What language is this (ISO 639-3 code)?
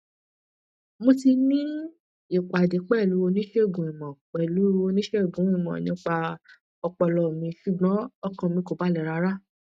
yor